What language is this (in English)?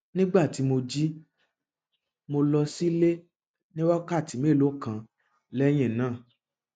Yoruba